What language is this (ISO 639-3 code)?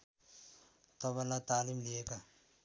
nep